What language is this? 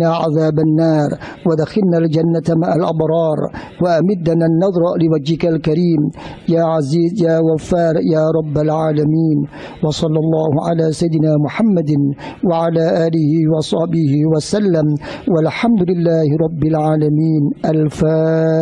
Indonesian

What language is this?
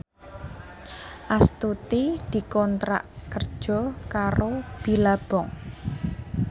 Javanese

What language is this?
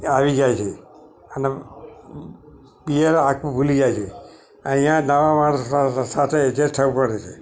Gujarati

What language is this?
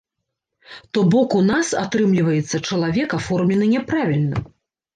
Belarusian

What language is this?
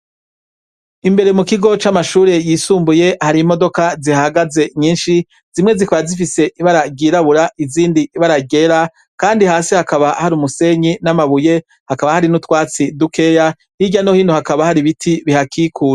Rundi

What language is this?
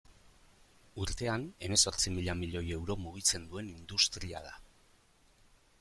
Basque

